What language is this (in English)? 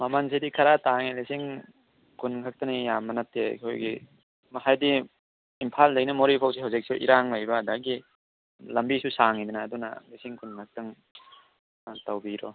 Manipuri